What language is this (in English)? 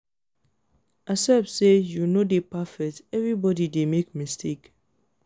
Nigerian Pidgin